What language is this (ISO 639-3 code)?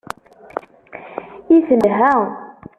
kab